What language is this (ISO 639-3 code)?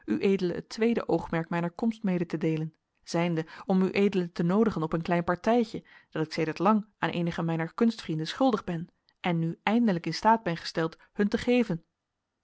nld